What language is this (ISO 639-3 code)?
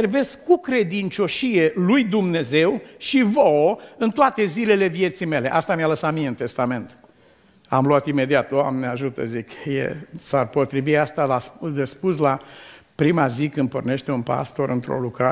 ron